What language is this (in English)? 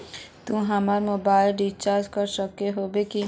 Magahi